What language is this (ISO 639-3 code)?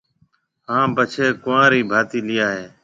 mve